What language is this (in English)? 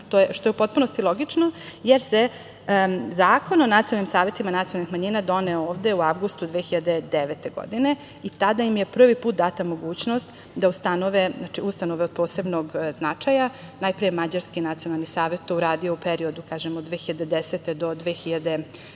Serbian